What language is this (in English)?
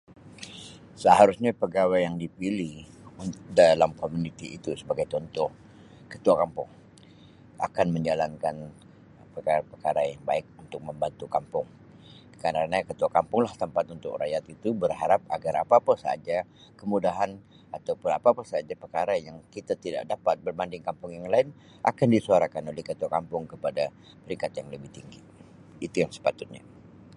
Sabah Malay